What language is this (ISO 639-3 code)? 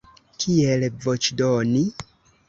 epo